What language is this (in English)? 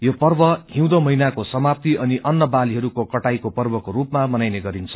Nepali